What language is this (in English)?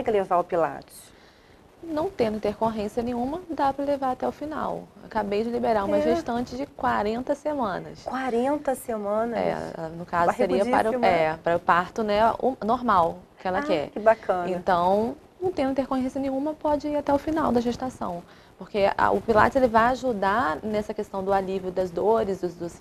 Portuguese